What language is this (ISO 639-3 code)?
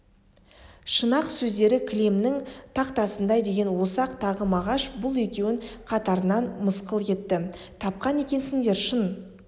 kaz